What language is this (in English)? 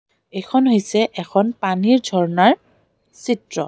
Assamese